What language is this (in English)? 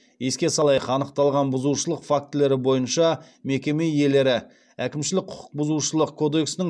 Kazakh